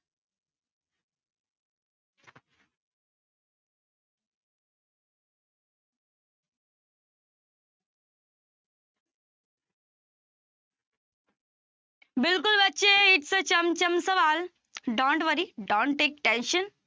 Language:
Punjabi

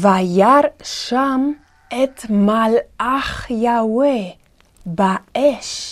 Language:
Hebrew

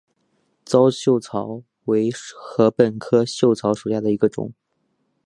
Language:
Chinese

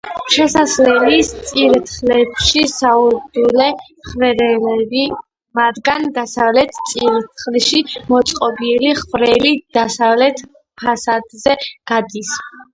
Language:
Georgian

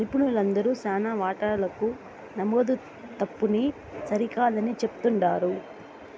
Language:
Telugu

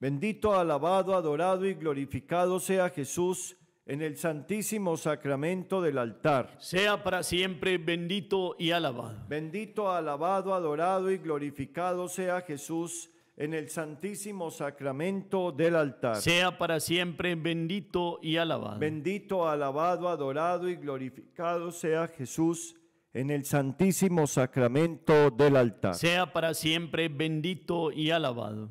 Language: Spanish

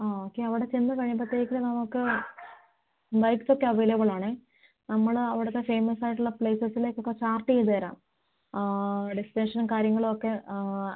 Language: Malayalam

